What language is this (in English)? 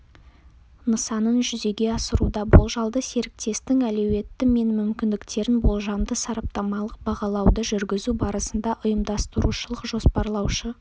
Kazakh